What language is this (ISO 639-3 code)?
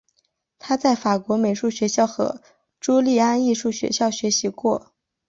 zho